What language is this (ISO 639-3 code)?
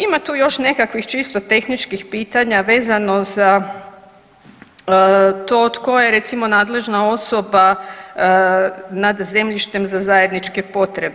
hrv